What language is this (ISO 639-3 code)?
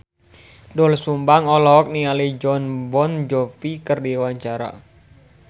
sun